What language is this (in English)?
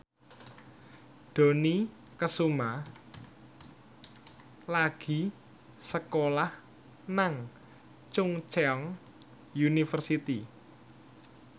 Javanese